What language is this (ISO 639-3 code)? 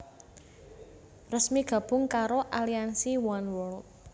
jav